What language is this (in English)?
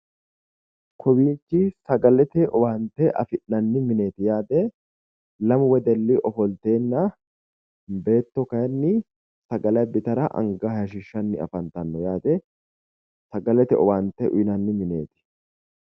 Sidamo